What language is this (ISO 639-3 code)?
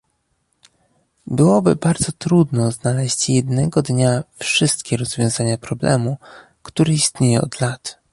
pol